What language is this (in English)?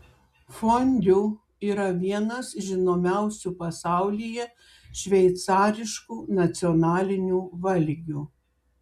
Lithuanian